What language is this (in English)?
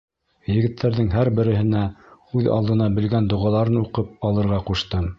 Bashkir